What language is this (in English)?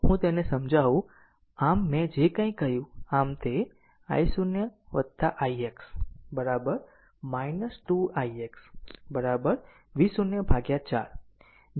Gujarati